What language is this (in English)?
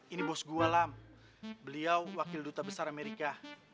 Indonesian